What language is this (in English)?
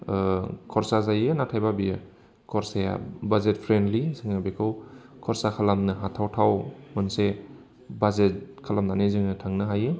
Bodo